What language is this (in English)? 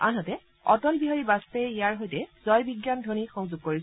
Assamese